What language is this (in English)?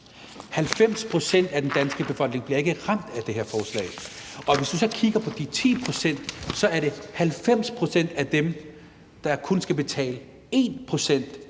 Danish